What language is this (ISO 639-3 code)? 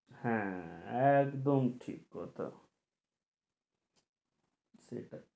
ben